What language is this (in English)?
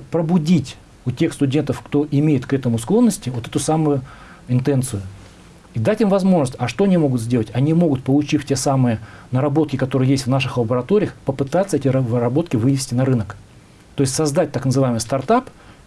Russian